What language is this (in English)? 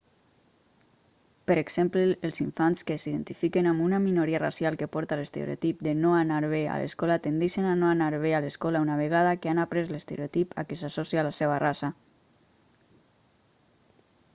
Catalan